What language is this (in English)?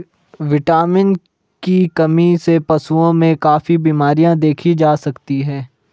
Hindi